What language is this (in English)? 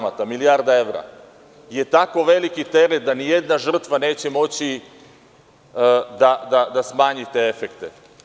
Serbian